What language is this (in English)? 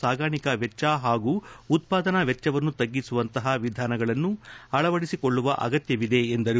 Kannada